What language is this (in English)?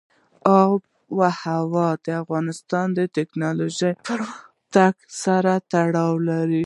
Pashto